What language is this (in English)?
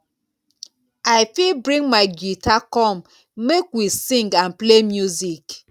Nigerian Pidgin